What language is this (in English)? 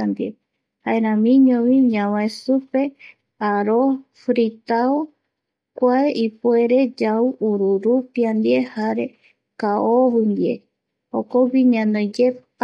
Eastern Bolivian Guaraní